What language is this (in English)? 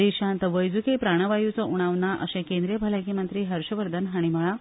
Konkani